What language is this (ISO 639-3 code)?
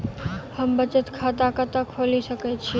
mai